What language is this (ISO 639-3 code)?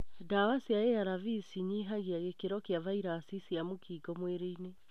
kik